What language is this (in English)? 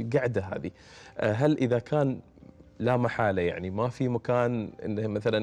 Arabic